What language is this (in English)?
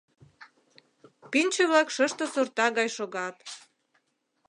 Mari